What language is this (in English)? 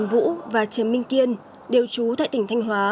Vietnamese